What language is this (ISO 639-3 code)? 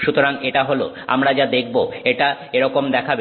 ben